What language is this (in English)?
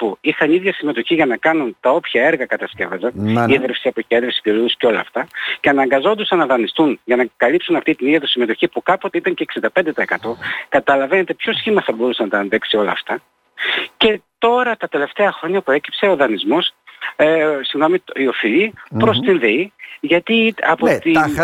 Greek